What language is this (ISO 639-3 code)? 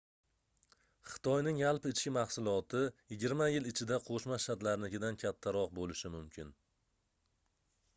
uzb